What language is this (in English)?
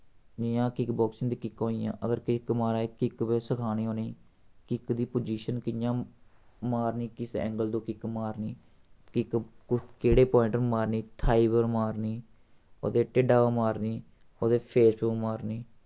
Dogri